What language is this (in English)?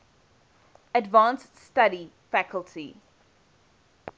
English